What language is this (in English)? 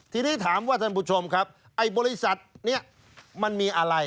Thai